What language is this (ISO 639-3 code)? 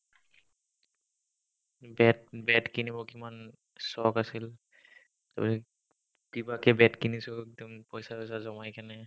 asm